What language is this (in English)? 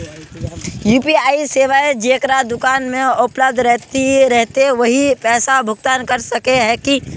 Magahi